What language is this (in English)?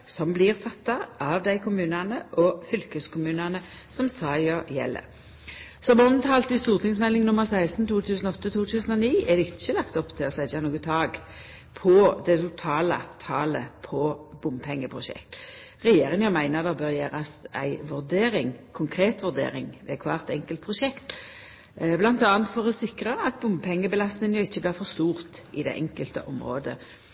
Norwegian Nynorsk